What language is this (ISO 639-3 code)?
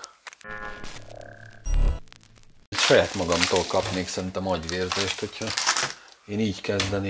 hun